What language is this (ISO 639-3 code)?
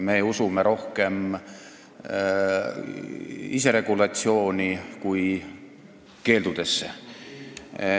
est